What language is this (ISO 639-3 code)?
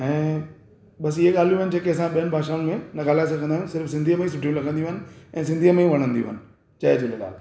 snd